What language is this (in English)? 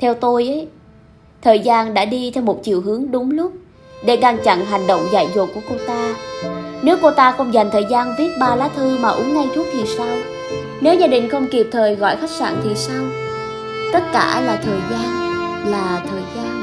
Vietnamese